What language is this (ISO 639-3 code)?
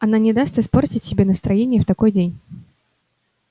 rus